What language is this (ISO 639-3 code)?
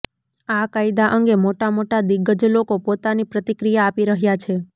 guj